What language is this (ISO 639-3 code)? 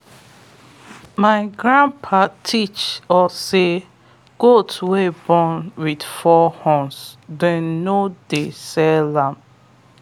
pcm